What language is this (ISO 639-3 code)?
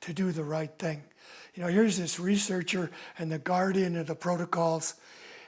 eng